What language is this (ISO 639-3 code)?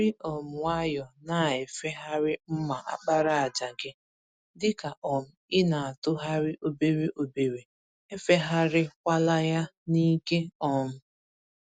ibo